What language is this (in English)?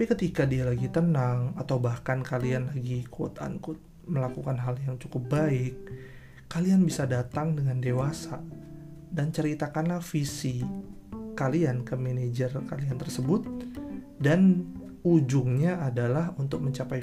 Indonesian